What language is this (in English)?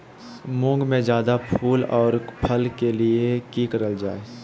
Magahi